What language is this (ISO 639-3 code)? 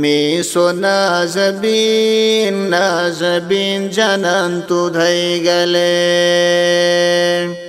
ara